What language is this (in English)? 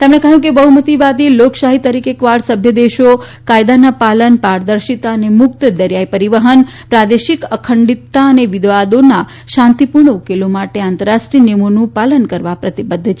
Gujarati